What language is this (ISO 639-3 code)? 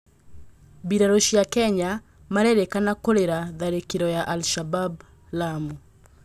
kik